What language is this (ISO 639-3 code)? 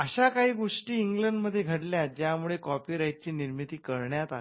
mar